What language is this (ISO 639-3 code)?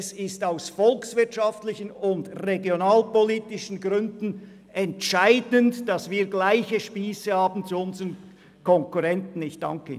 gsw